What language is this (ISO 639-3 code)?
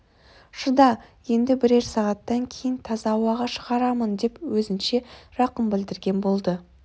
kaz